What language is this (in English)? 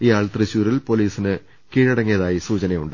Malayalam